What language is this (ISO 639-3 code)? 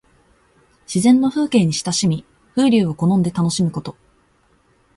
jpn